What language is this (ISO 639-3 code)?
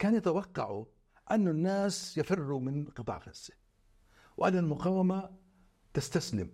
ara